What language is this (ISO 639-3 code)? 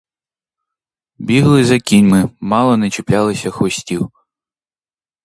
ukr